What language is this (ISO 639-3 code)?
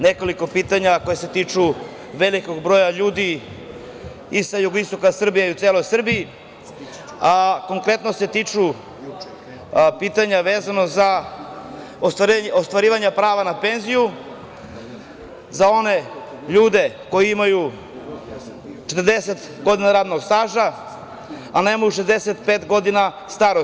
srp